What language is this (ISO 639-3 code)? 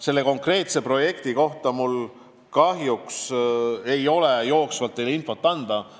est